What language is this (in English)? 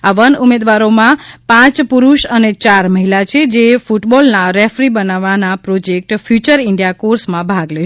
Gujarati